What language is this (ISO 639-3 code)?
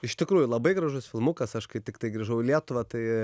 lit